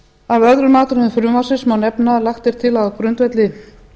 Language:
Icelandic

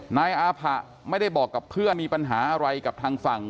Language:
Thai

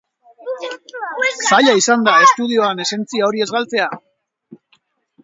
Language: Basque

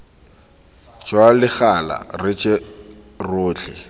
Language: Tswana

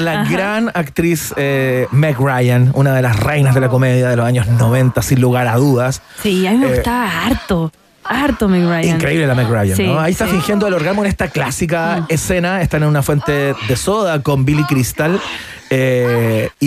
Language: Spanish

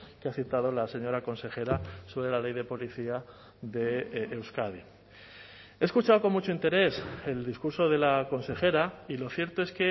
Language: Spanish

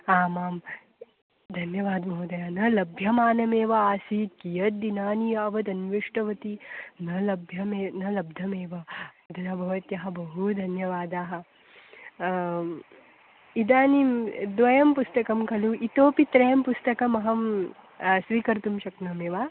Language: Sanskrit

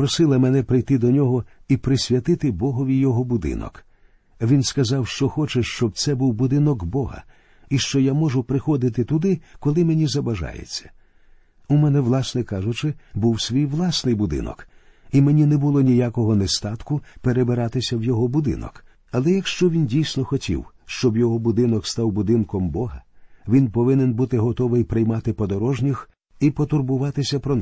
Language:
Ukrainian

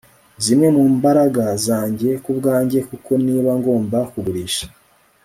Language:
Kinyarwanda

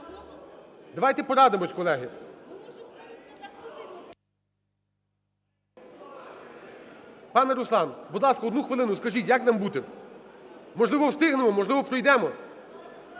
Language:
Ukrainian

